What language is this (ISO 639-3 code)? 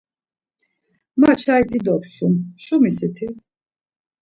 lzz